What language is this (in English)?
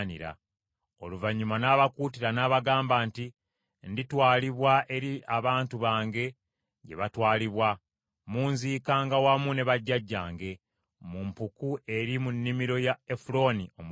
Ganda